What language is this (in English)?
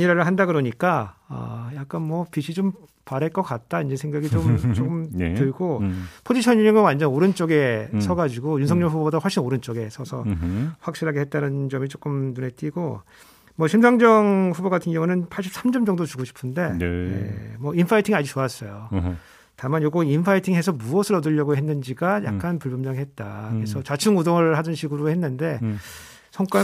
Korean